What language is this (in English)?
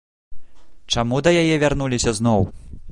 Belarusian